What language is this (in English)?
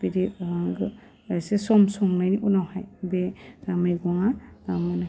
Bodo